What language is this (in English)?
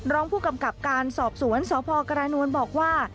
Thai